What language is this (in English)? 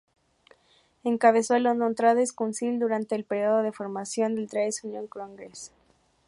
Spanish